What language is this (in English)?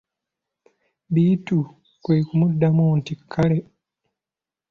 Ganda